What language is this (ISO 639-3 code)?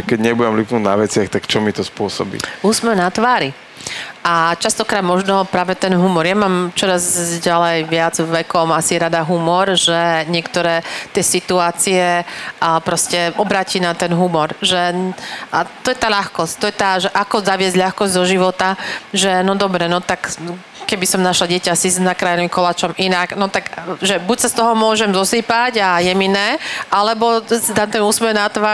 slk